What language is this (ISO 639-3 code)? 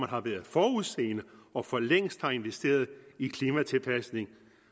dan